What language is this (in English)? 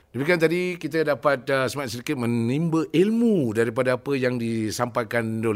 Malay